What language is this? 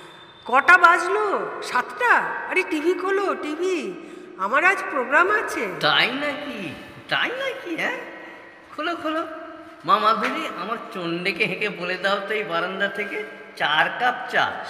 Bangla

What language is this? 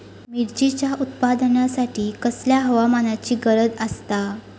Marathi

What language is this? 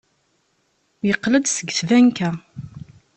Kabyle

